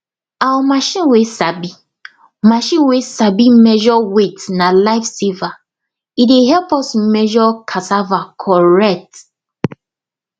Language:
Nigerian Pidgin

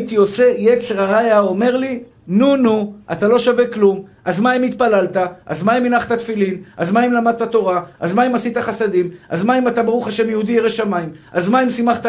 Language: Hebrew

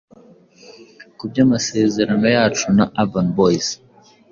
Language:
Kinyarwanda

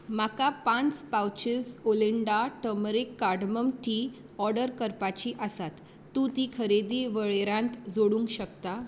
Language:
Konkani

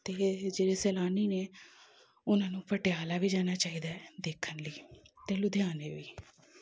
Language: Punjabi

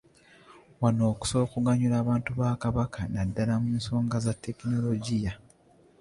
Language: Ganda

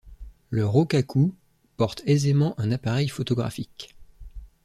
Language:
French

